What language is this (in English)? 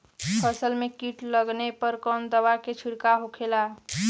Bhojpuri